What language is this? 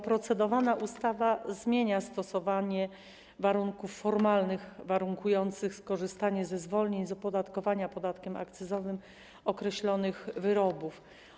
Polish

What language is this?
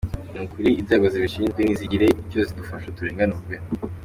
Kinyarwanda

